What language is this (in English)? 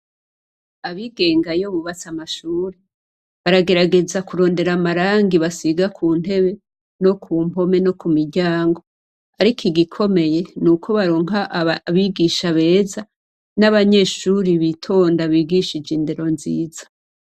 Rundi